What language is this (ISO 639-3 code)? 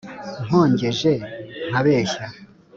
kin